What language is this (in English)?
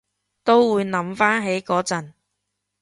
Cantonese